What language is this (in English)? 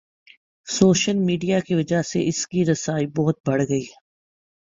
Urdu